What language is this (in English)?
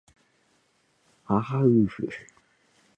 Japanese